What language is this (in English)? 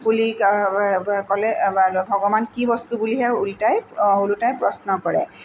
Assamese